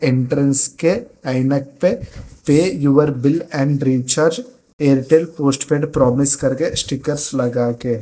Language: Hindi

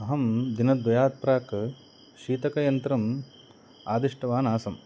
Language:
Sanskrit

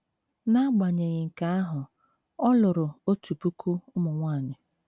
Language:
Igbo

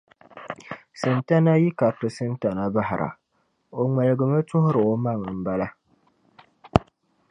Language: Dagbani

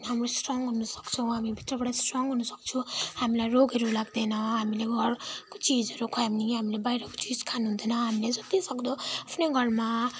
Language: Nepali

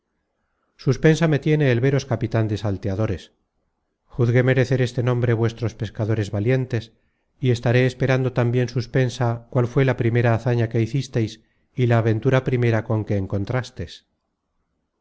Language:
Spanish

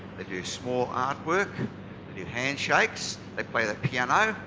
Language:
English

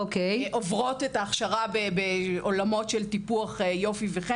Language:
Hebrew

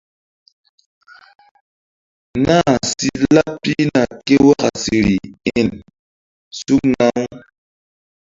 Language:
Mbum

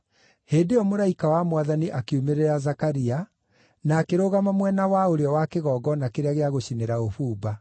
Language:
Kikuyu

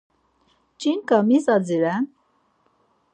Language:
Laz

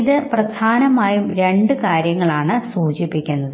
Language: Malayalam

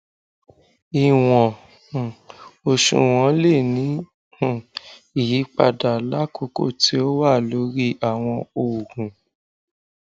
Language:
Yoruba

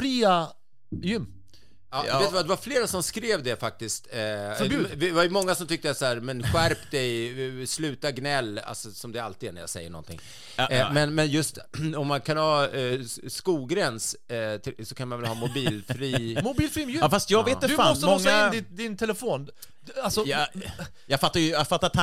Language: Swedish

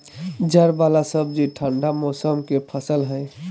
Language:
Magahi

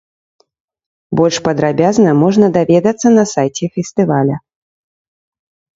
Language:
Belarusian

